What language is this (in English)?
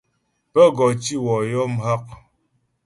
Ghomala